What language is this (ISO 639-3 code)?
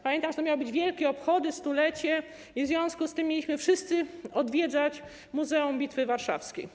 pol